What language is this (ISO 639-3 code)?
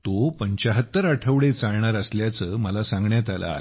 mar